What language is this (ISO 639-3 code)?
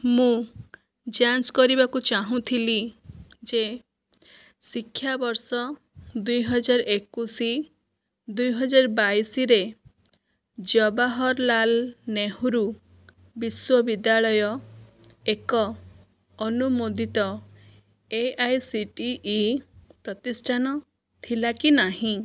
ori